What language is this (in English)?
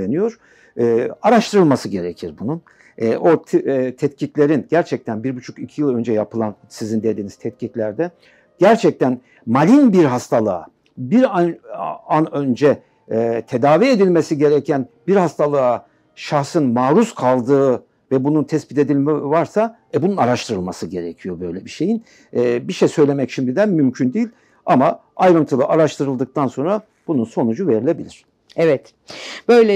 Turkish